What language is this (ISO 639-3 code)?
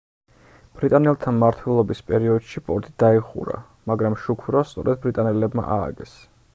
kat